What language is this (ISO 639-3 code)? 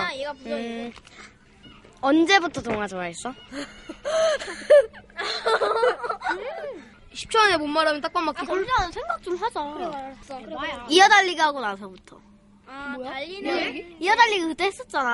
kor